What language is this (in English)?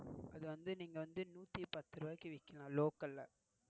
Tamil